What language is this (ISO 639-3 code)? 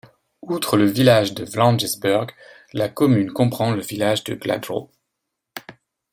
fra